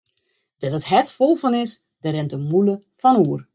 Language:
Western Frisian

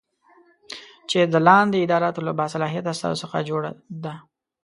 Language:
Pashto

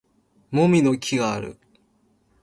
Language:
Japanese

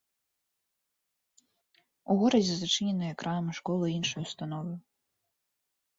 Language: Belarusian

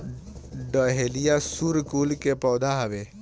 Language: Bhojpuri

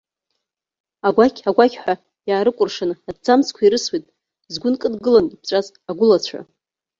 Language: Abkhazian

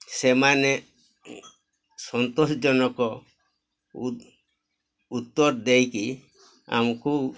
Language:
Odia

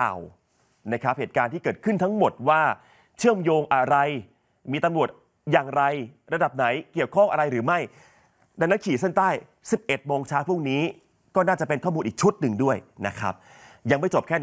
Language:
Thai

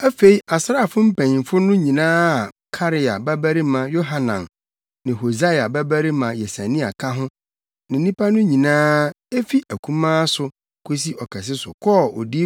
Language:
Akan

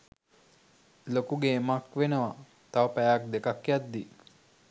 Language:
Sinhala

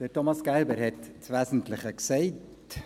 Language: Swiss German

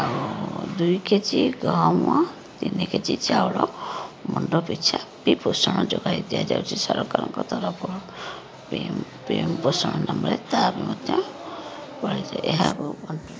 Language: Odia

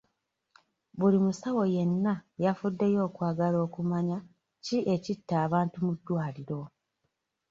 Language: Ganda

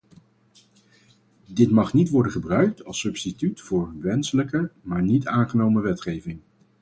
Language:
Dutch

